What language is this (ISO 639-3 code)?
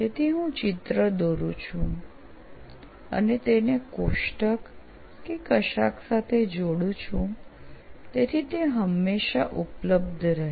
guj